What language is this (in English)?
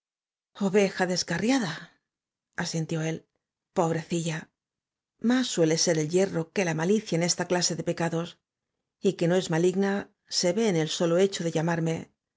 Spanish